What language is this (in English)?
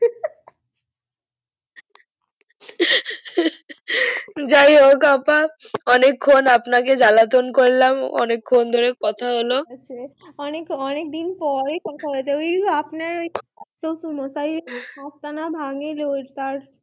Bangla